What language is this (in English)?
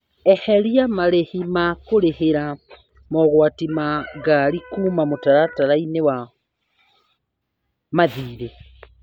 Kikuyu